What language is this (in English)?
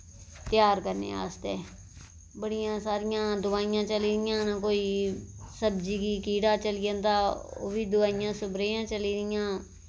Dogri